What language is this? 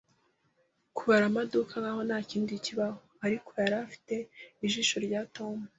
Kinyarwanda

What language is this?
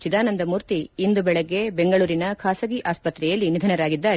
Kannada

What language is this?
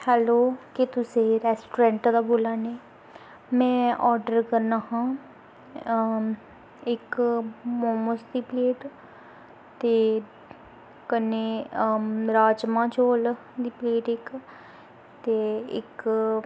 Dogri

